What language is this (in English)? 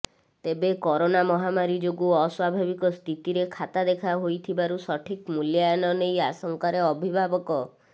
Odia